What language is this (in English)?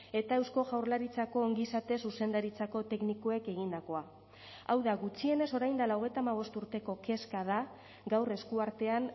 Basque